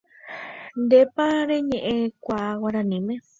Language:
Guarani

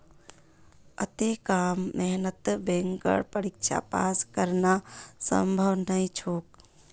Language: Magahi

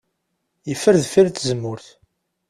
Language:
Kabyle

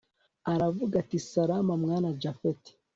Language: Kinyarwanda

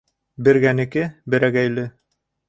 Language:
Bashkir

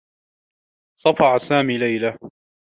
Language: Arabic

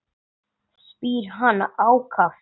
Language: Icelandic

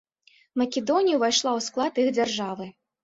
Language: Belarusian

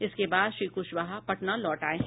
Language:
Hindi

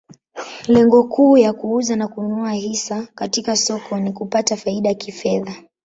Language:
Swahili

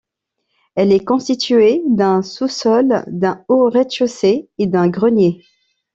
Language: French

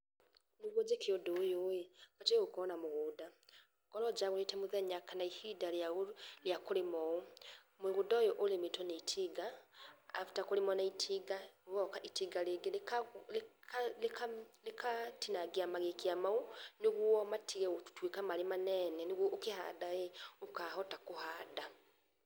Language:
Kikuyu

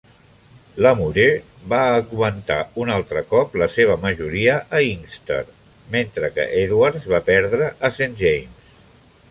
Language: Catalan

